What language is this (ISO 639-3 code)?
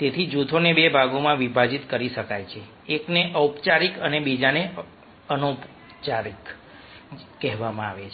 guj